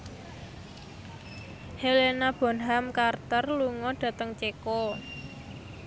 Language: Javanese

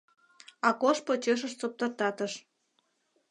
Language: Mari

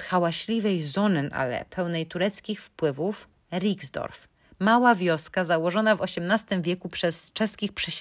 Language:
Polish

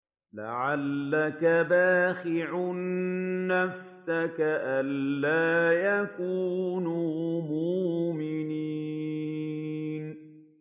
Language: Arabic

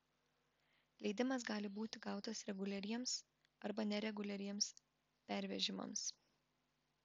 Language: Lithuanian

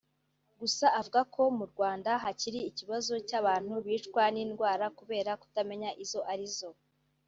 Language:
Kinyarwanda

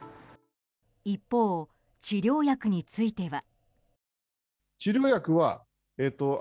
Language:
Japanese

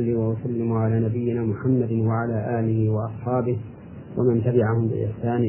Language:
Arabic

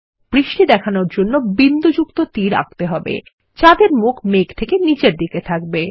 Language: Bangla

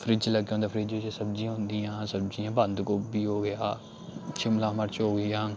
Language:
Dogri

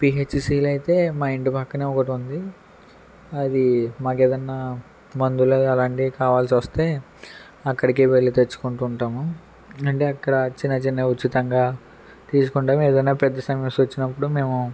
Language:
Telugu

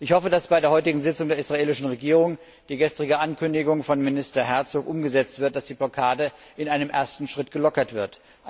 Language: German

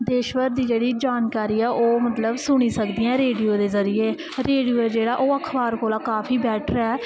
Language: Dogri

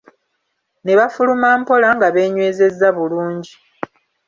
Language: Ganda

